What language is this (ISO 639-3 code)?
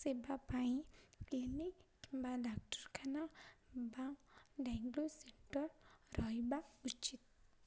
ori